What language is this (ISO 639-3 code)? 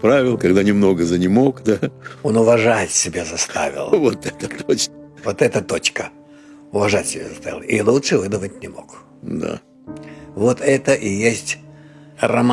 rus